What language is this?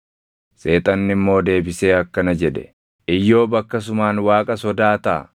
Oromo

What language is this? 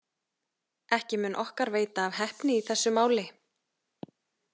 Icelandic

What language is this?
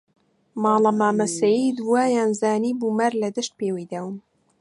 Central Kurdish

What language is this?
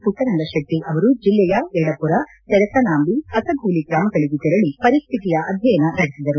Kannada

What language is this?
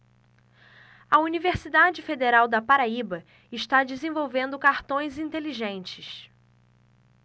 Portuguese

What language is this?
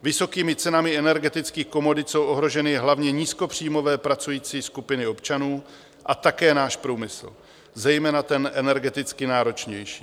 Czech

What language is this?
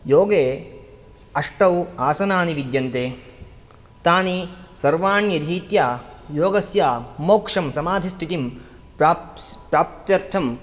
Sanskrit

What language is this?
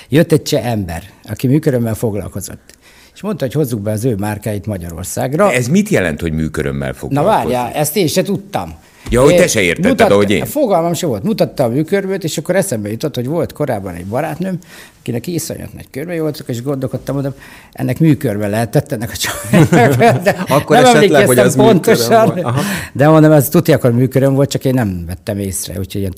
Hungarian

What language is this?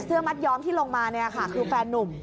Thai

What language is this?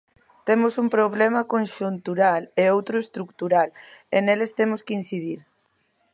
Galician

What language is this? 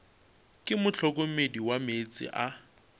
Northern Sotho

